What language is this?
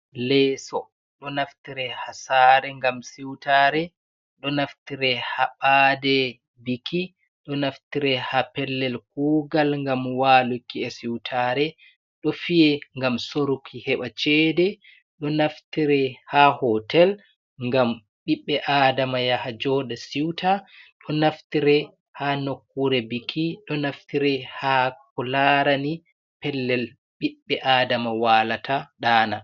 Fula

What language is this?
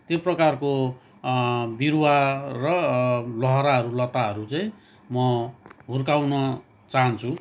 Nepali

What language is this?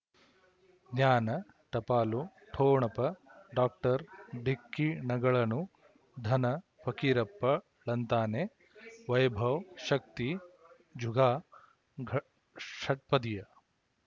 Kannada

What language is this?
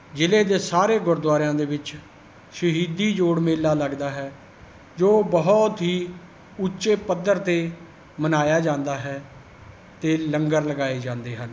Punjabi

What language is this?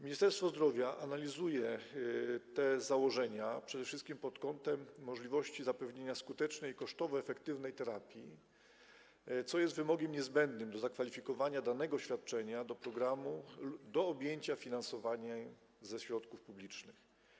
Polish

